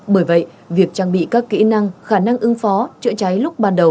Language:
Vietnamese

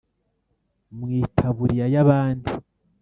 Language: Kinyarwanda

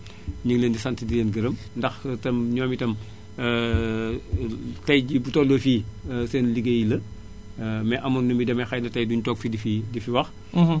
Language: Wolof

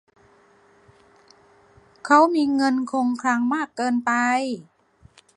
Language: Thai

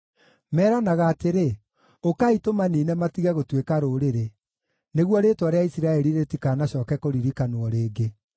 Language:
Kikuyu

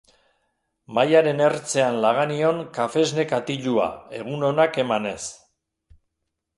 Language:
Basque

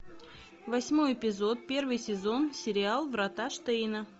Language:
Russian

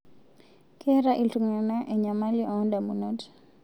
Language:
Masai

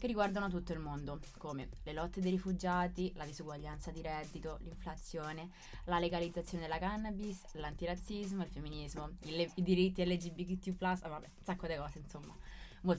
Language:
Italian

